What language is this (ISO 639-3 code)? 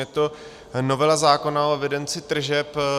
ces